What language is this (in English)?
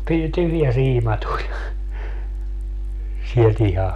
Finnish